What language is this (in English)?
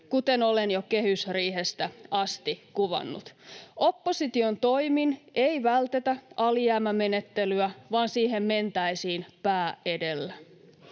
Finnish